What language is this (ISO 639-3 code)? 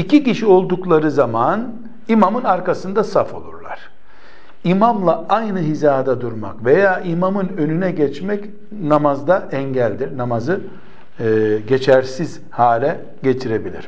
tur